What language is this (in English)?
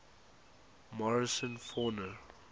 English